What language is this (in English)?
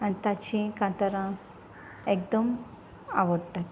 Konkani